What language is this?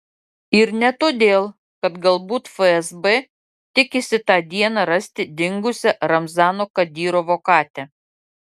Lithuanian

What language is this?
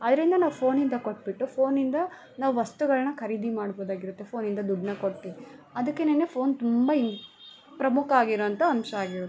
Kannada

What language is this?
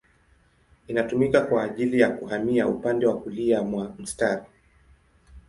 Swahili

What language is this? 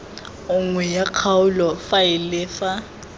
Tswana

